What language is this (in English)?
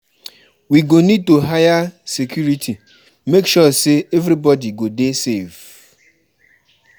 Nigerian Pidgin